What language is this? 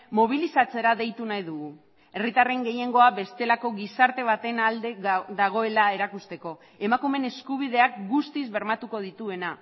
Basque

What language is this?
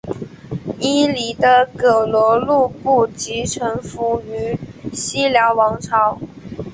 Chinese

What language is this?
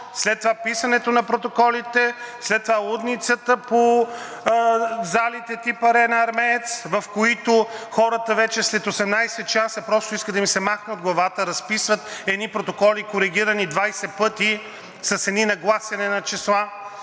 Bulgarian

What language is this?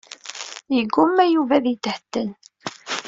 Kabyle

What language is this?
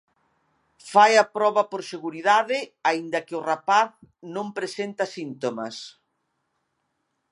Galician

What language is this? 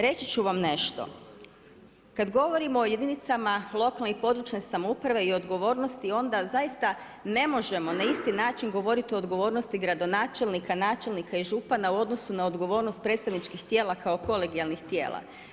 Croatian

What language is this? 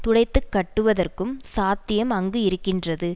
Tamil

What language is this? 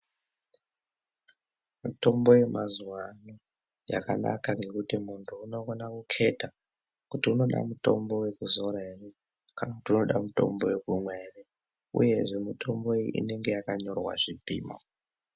Ndau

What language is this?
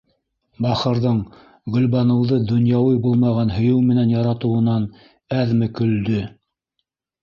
Bashkir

